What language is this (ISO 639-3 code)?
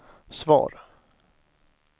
swe